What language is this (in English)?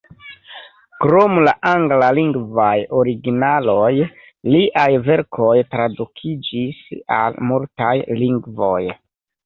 Esperanto